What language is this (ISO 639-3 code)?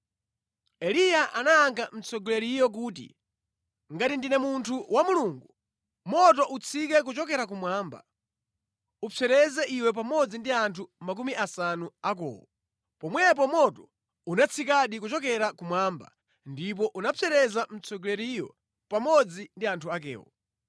nya